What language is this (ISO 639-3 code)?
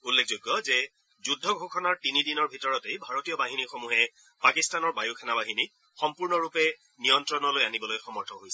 asm